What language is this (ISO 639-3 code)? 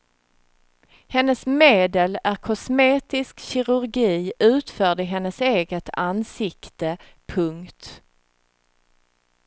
swe